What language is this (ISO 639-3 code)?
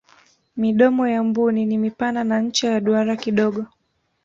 swa